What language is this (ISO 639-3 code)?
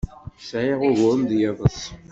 kab